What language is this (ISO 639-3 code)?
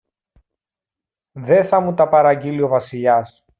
ell